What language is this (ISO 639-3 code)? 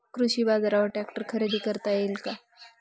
mar